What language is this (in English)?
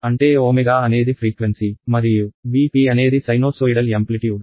Telugu